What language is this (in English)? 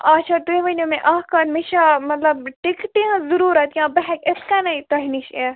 Kashmiri